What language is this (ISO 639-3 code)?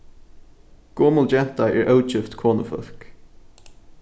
fao